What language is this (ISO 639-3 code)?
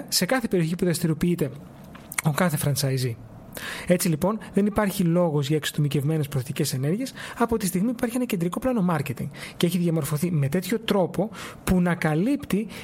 ell